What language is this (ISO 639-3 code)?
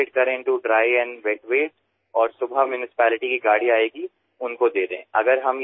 asm